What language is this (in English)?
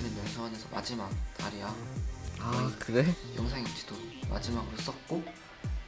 Korean